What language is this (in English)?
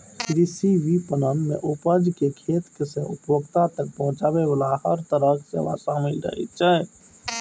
Maithili